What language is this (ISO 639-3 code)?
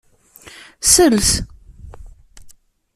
kab